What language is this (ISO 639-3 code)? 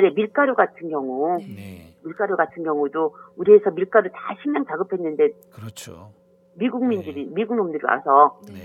kor